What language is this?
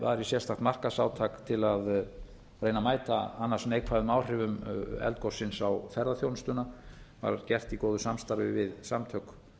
Icelandic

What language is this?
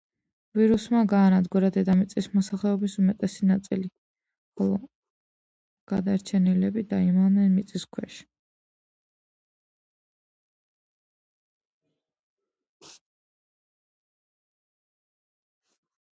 Georgian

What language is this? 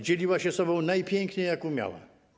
Polish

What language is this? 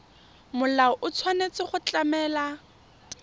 Tswana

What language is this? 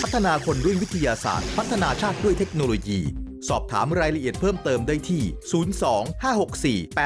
Thai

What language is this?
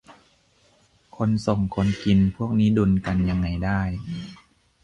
Thai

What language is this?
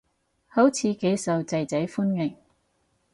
Cantonese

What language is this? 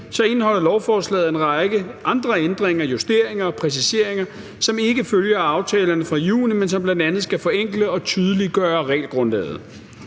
Danish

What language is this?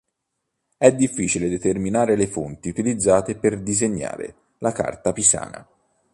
Italian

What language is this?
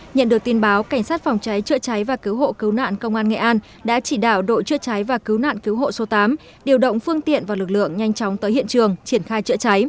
Vietnamese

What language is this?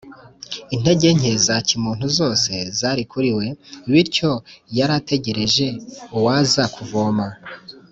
Kinyarwanda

